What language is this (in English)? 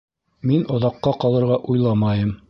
Bashkir